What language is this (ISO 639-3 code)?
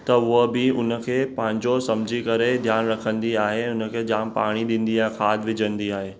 snd